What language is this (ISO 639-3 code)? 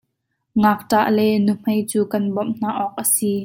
cnh